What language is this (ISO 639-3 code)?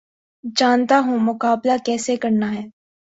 urd